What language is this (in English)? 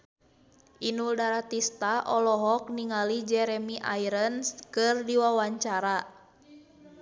Sundanese